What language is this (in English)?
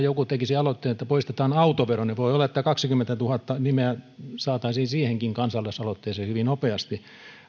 Finnish